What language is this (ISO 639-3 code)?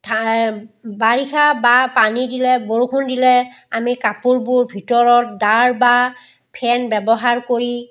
asm